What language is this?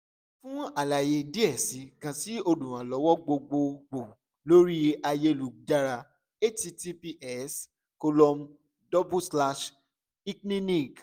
Yoruba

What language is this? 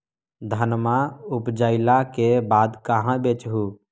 Magahi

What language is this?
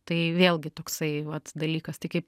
Lithuanian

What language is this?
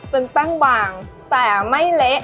Thai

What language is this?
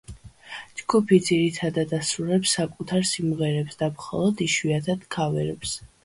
Georgian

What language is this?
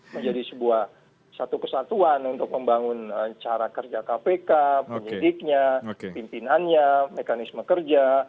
Indonesian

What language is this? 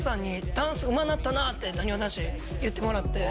Japanese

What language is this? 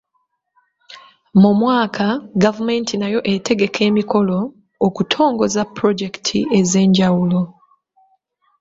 Ganda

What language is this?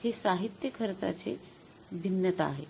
Marathi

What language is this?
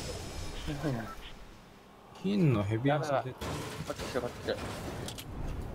Japanese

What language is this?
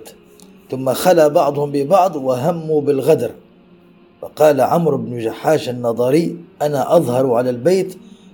Arabic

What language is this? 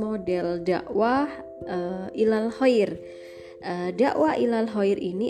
Indonesian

